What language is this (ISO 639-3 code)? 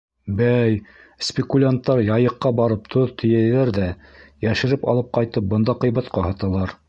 bak